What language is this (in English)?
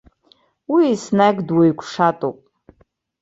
Abkhazian